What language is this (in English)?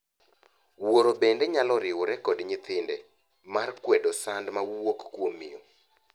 Luo (Kenya and Tanzania)